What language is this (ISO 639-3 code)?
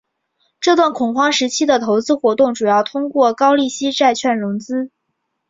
zho